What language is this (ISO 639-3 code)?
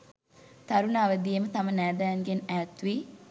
sin